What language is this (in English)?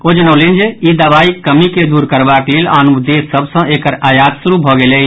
Maithili